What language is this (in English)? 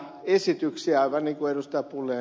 Finnish